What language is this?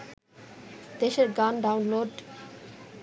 Bangla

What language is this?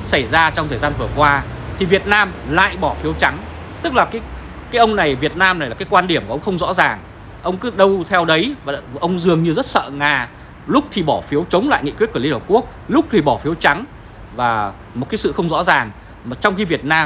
Vietnamese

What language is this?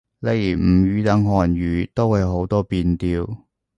Cantonese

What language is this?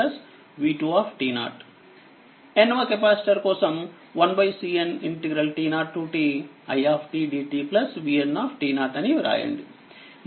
Telugu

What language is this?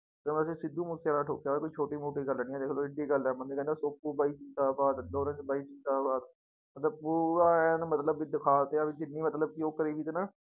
Punjabi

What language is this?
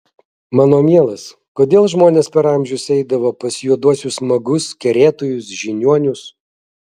Lithuanian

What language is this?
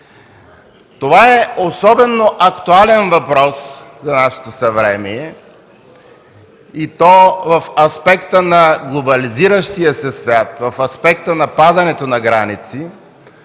Bulgarian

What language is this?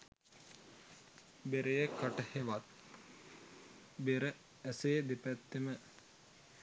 Sinhala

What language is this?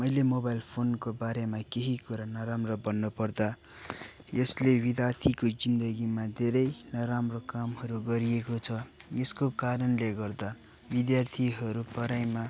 Nepali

